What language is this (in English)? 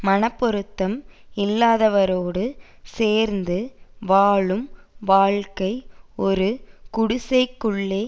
Tamil